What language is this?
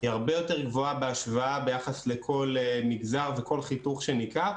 Hebrew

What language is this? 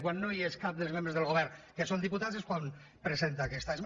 Catalan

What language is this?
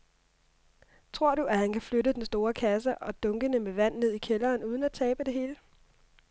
Danish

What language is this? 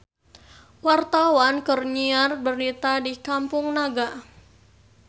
Sundanese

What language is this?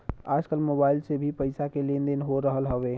Bhojpuri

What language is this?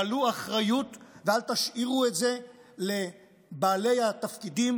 Hebrew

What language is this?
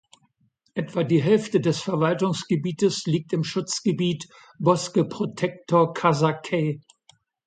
German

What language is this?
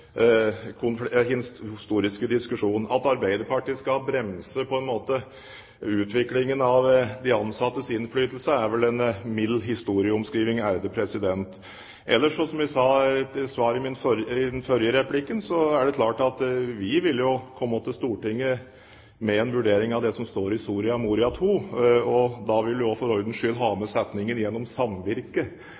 Norwegian Bokmål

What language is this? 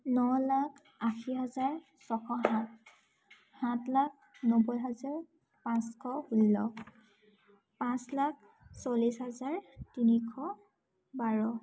Assamese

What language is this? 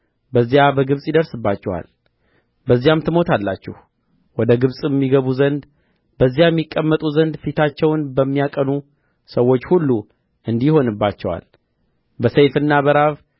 Amharic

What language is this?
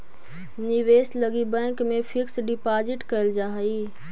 Magahi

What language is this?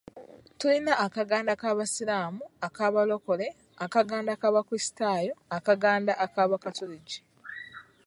Ganda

